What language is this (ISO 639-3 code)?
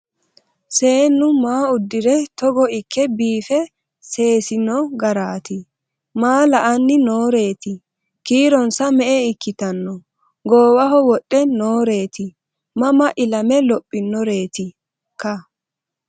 sid